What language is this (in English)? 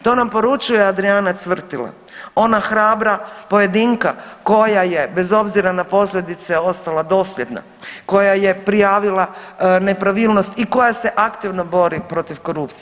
Croatian